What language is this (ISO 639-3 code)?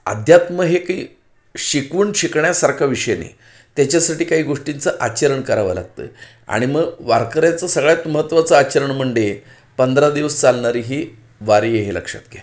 mar